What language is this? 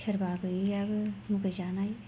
Bodo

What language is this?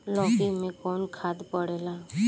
Bhojpuri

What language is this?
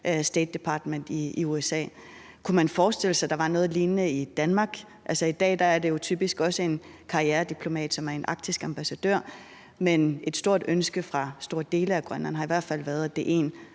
Danish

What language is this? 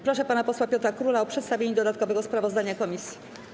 Polish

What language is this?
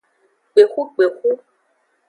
Aja (Benin)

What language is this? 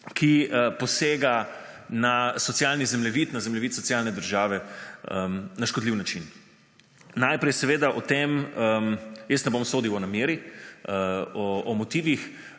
Slovenian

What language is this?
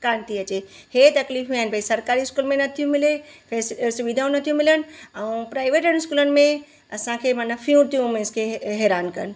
Sindhi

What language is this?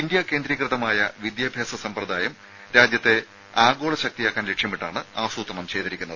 Malayalam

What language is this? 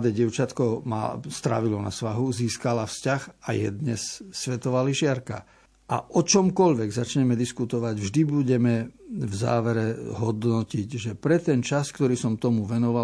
Slovak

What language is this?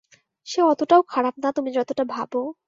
Bangla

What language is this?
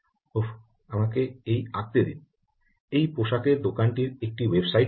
Bangla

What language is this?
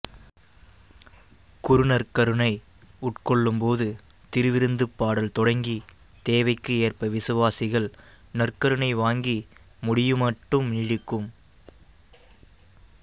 Tamil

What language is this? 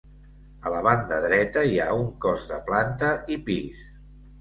Catalan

